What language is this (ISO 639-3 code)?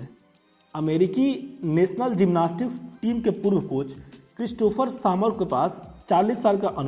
hin